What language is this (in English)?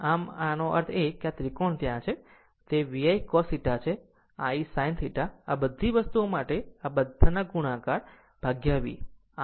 Gujarati